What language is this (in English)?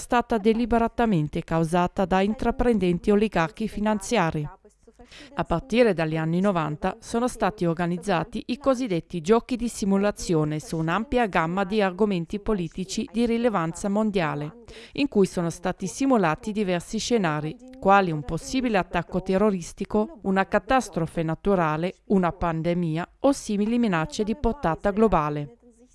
Italian